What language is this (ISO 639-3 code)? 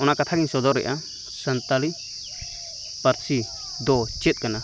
sat